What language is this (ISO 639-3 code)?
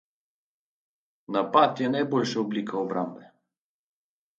slv